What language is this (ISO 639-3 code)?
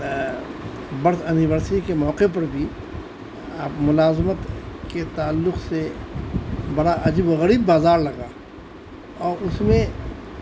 urd